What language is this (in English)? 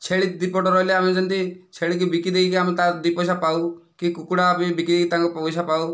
Odia